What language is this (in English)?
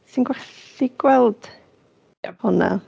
Welsh